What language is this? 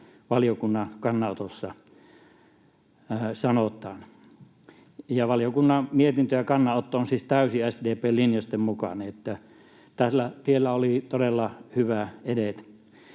Finnish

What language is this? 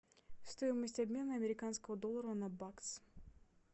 Russian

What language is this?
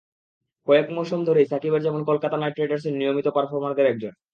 Bangla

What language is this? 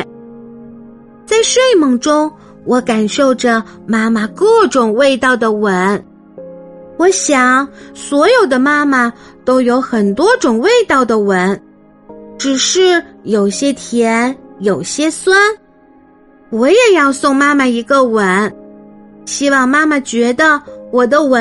Chinese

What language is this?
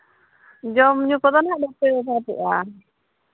Santali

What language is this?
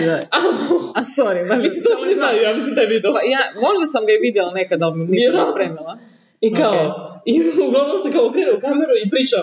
Croatian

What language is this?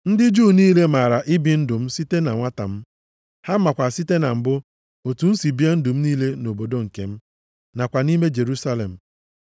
Igbo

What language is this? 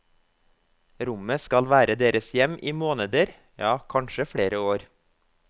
Norwegian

